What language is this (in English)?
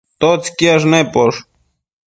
Matsés